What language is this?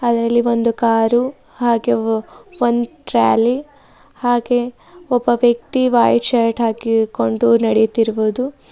Kannada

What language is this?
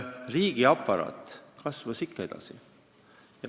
Estonian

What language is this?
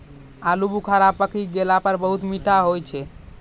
Maithili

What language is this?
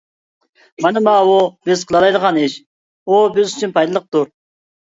Uyghur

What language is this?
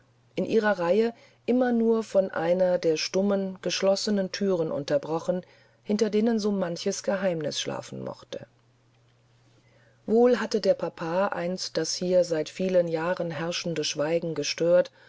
German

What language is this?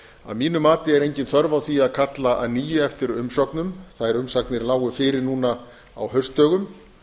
Icelandic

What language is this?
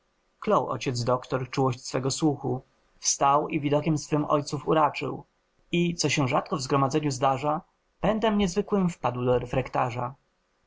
Polish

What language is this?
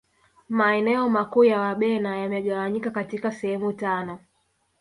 Swahili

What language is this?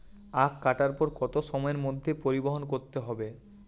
Bangla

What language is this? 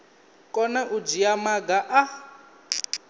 Venda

